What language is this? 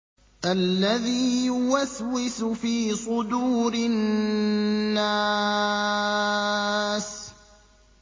Arabic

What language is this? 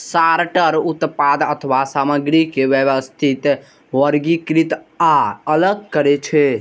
Maithili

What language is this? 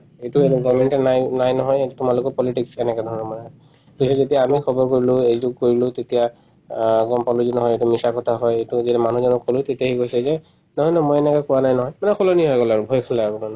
Assamese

